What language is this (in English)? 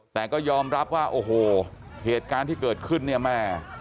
Thai